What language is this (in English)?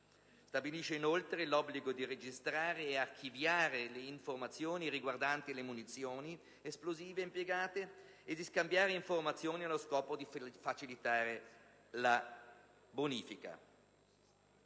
Italian